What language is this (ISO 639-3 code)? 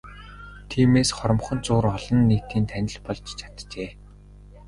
mon